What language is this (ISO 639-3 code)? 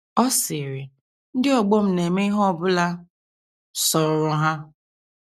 ibo